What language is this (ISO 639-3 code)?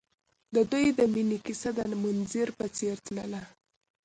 pus